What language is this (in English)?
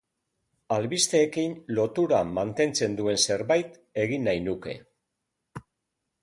Basque